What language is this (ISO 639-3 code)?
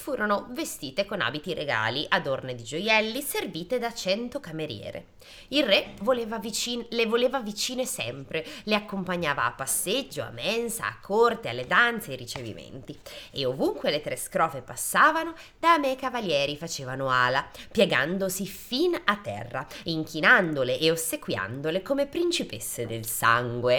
ita